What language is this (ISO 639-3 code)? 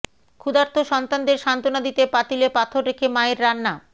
ben